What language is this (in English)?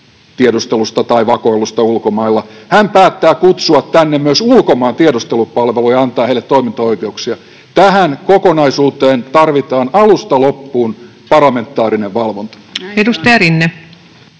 Finnish